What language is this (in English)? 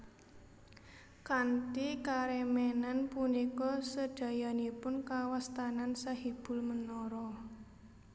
Javanese